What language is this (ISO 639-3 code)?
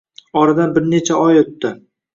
uzb